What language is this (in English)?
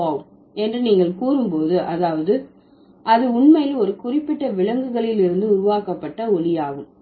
Tamil